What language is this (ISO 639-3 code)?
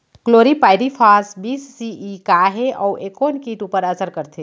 hne